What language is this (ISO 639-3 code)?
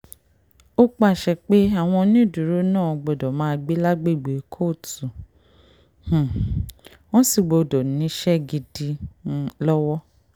yor